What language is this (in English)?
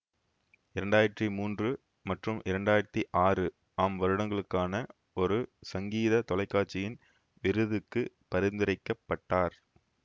Tamil